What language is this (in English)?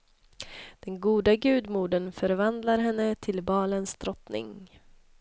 Swedish